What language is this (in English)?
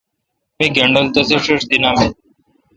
Kalkoti